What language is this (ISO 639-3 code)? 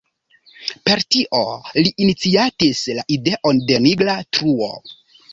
epo